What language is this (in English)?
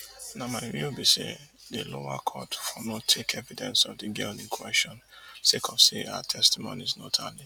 Nigerian Pidgin